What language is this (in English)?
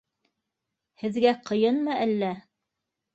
Bashkir